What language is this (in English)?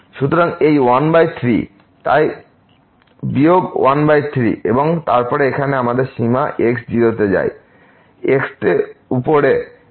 Bangla